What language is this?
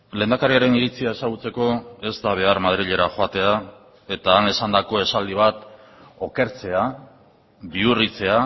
Basque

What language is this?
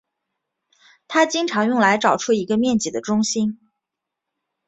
Chinese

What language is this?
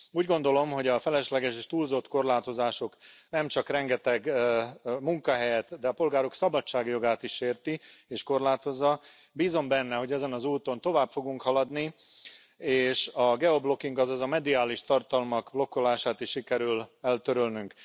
Hungarian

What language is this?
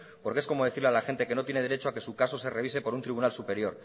Spanish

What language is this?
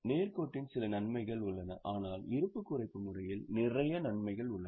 Tamil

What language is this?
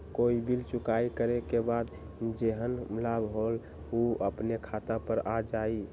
Magahi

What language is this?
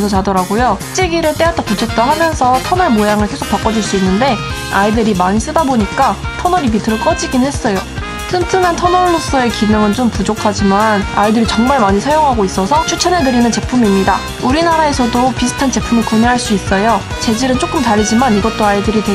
Korean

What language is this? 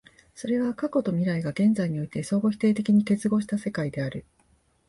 Japanese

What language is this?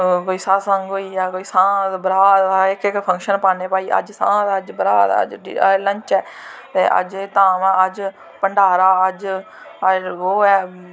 Dogri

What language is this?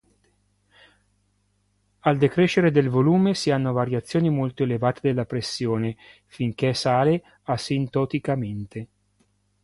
Italian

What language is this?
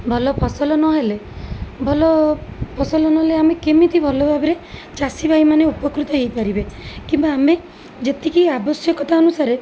Odia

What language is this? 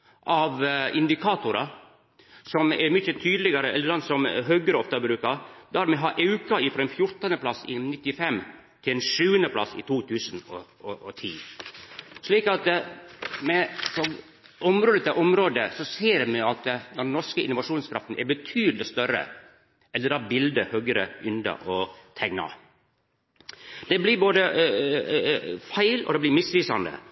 Norwegian Nynorsk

